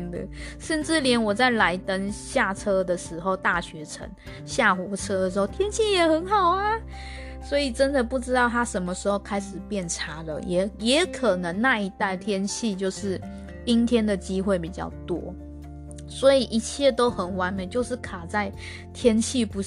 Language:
Chinese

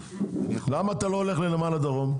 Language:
Hebrew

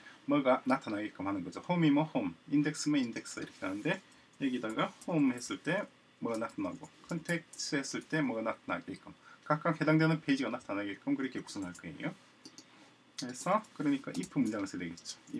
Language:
Korean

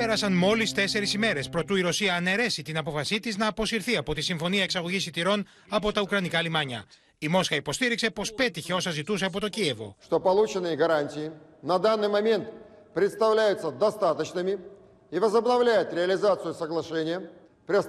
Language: Greek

